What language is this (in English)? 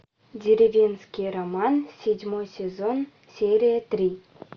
Russian